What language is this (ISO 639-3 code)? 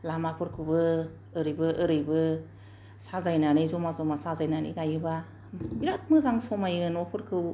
brx